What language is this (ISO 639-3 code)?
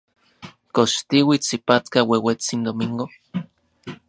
ncx